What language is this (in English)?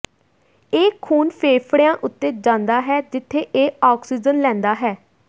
Punjabi